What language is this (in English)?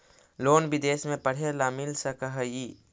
Magahi